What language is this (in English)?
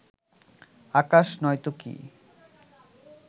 Bangla